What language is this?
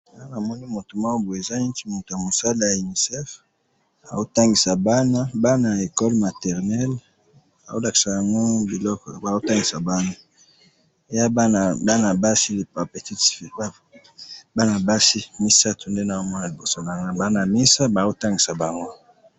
Lingala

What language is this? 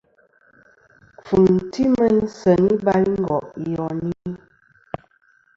Kom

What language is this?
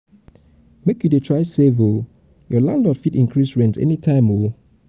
Nigerian Pidgin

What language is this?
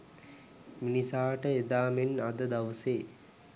Sinhala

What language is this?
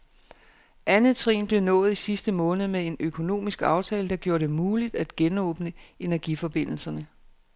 Danish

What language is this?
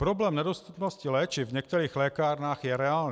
Czech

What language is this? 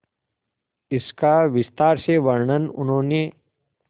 Hindi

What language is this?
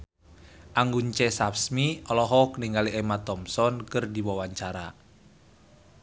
Sundanese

